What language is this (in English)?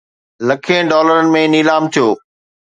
Sindhi